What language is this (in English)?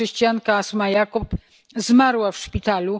Polish